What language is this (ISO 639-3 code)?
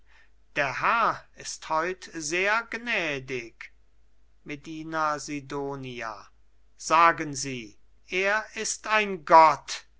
deu